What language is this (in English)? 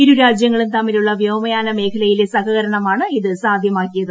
Malayalam